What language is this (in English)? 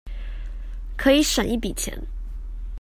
Chinese